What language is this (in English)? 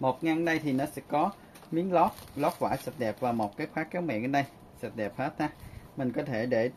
Vietnamese